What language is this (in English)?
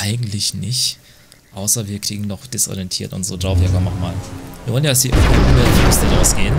German